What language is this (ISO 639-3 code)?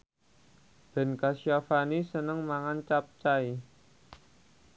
jav